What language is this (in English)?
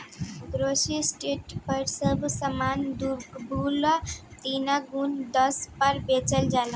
Bhojpuri